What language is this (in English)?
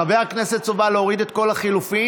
Hebrew